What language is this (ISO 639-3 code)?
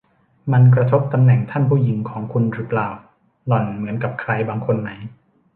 tha